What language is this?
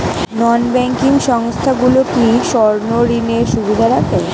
Bangla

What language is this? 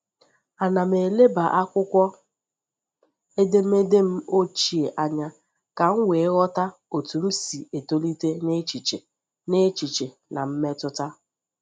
Igbo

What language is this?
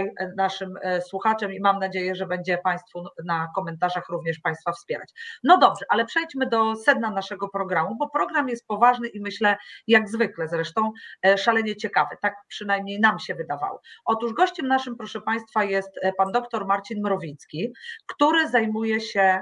Polish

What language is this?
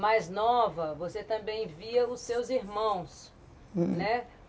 Portuguese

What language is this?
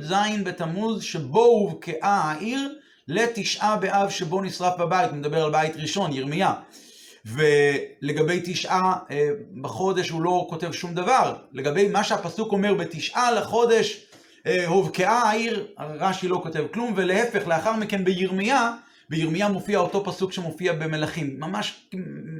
Hebrew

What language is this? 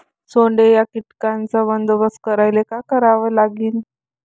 Marathi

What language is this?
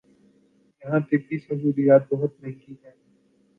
Urdu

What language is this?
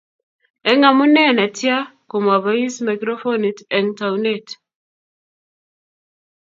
Kalenjin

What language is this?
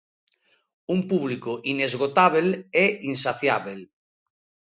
Galician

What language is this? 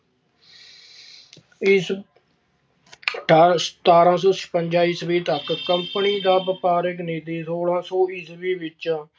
Punjabi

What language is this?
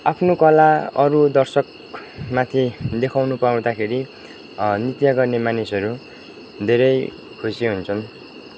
Nepali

